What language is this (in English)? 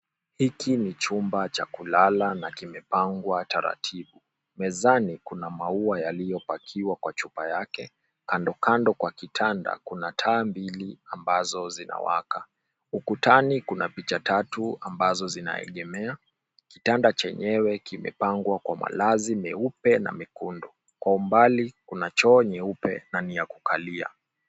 Swahili